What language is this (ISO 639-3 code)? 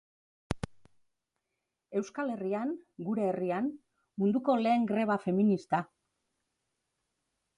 eus